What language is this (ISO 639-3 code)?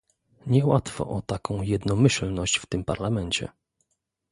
pol